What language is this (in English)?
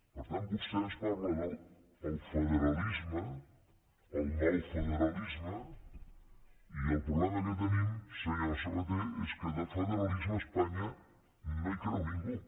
Catalan